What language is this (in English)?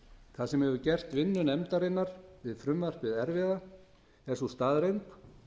Icelandic